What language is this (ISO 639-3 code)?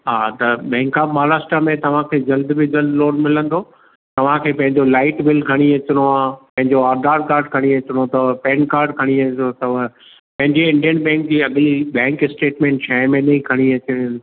snd